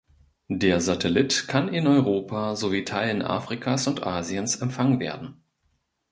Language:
German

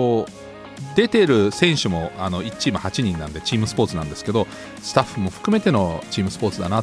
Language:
Japanese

